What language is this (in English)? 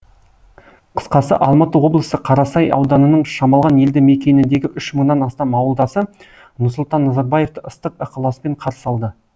Kazakh